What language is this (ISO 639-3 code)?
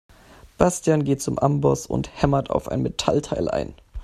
deu